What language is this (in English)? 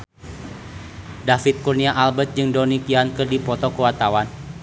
Sundanese